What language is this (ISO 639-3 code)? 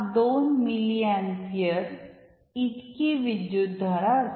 mar